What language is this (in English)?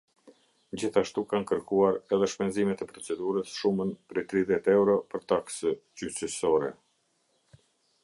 Albanian